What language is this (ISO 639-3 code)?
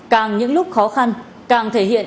vie